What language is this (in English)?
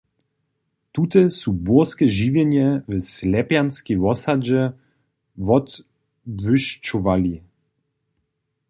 Upper Sorbian